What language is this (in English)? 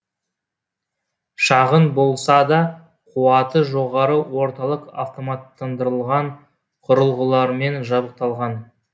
Kazakh